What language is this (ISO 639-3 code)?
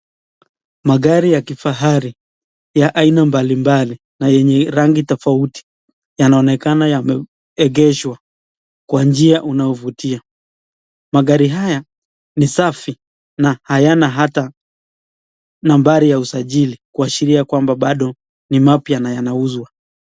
swa